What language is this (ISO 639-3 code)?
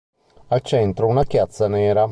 ita